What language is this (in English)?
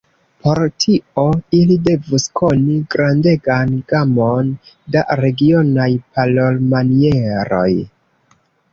Esperanto